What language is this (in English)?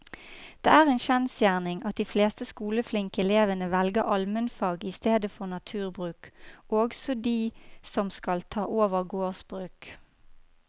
Norwegian